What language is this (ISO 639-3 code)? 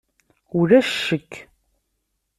kab